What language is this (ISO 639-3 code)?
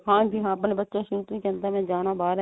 pan